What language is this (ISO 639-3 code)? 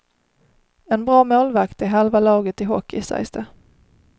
swe